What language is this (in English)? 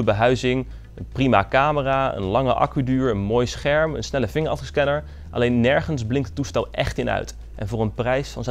Dutch